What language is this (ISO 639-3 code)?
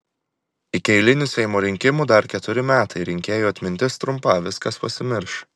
lit